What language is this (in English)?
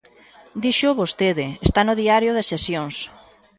Galician